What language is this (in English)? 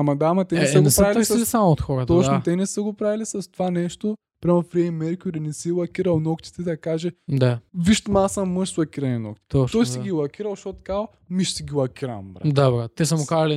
Bulgarian